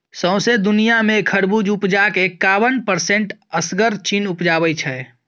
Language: Maithili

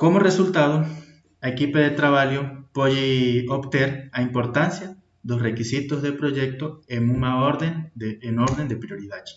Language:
Portuguese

